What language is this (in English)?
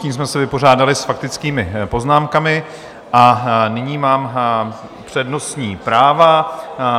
Czech